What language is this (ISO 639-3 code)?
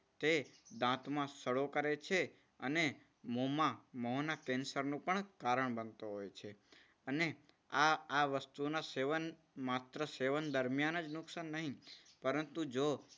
guj